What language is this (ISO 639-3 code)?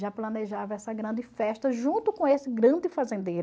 por